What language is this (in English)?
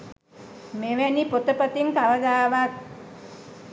Sinhala